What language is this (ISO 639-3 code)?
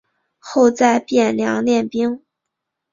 zho